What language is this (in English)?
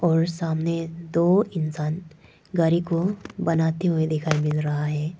Hindi